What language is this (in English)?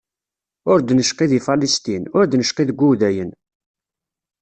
Kabyle